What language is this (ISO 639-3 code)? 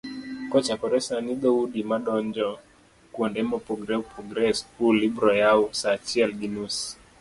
luo